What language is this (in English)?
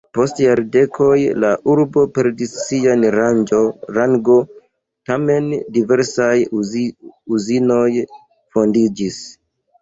Esperanto